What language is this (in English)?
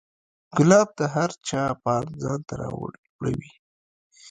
Pashto